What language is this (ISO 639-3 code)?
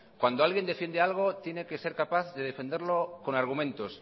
spa